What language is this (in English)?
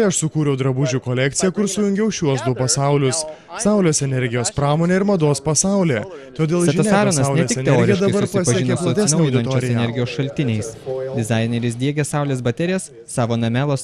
Lithuanian